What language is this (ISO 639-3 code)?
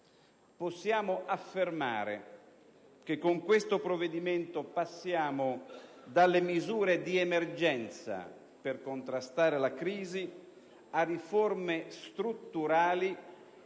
ita